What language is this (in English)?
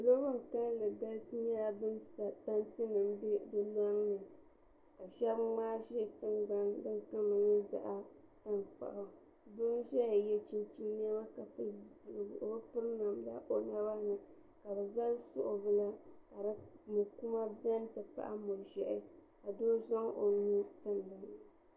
Dagbani